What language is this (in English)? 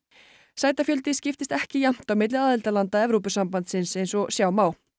Icelandic